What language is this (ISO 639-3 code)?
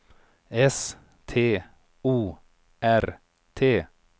swe